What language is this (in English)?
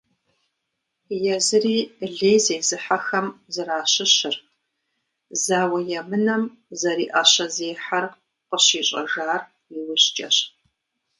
Kabardian